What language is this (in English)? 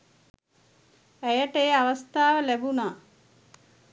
Sinhala